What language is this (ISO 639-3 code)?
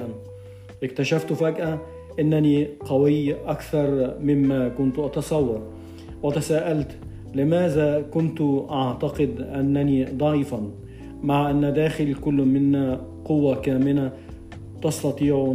ara